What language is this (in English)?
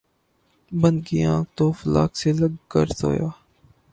Urdu